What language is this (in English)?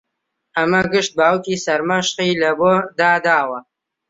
Central Kurdish